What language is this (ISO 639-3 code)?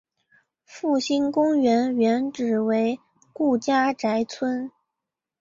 zho